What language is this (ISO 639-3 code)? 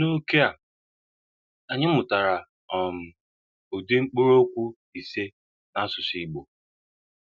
ibo